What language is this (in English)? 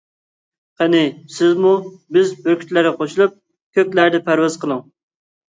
Uyghur